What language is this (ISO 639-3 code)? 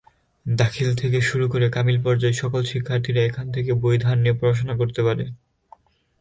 ben